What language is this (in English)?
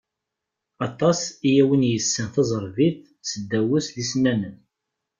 Kabyle